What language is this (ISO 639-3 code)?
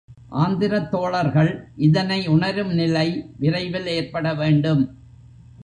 tam